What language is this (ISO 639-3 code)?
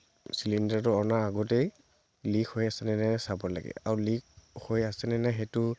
asm